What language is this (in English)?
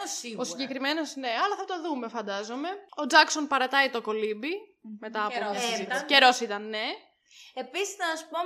Greek